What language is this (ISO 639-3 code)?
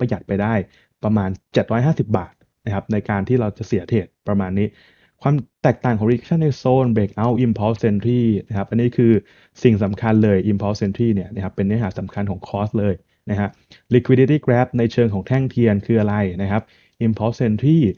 tha